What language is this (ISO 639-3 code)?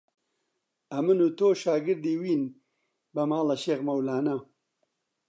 ckb